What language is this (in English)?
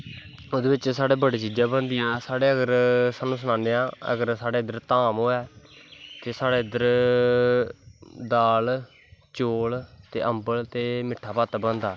Dogri